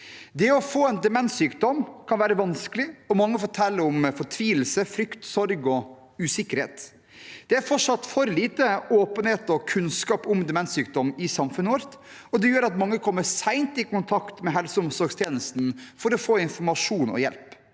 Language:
Norwegian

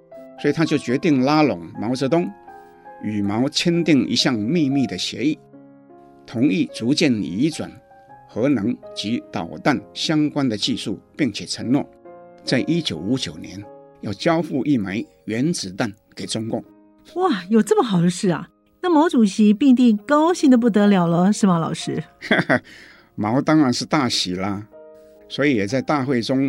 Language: Chinese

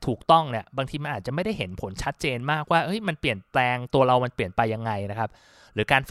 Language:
Thai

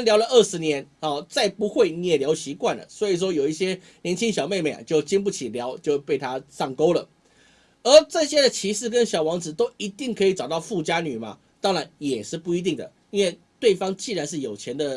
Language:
Chinese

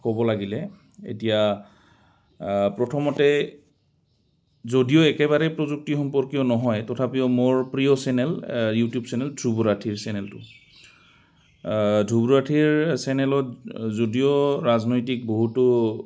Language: Assamese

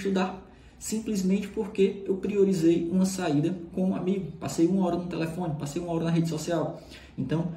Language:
Portuguese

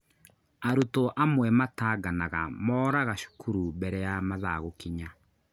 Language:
Kikuyu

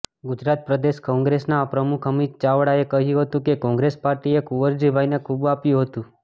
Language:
Gujarati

